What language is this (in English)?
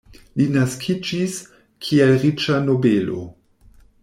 Esperanto